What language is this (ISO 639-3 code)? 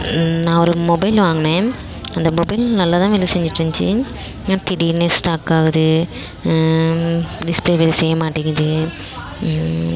tam